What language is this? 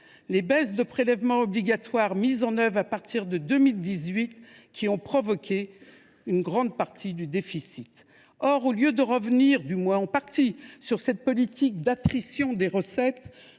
French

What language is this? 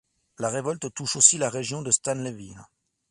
French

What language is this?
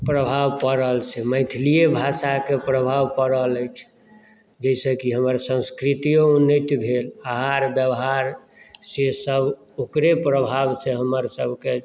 Maithili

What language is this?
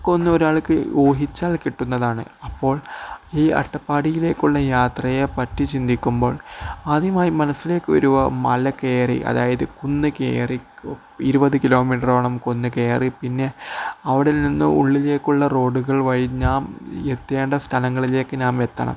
Malayalam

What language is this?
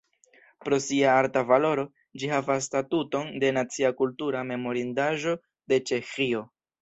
Esperanto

